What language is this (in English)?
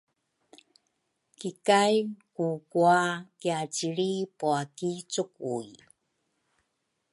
Rukai